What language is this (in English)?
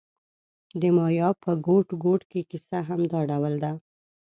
Pashto